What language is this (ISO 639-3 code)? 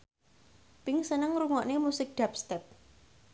jav